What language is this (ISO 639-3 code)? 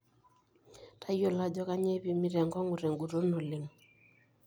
mas